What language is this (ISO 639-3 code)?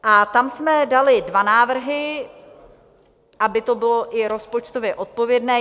ces